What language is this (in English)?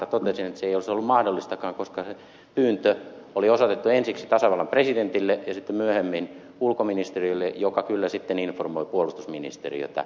Finnish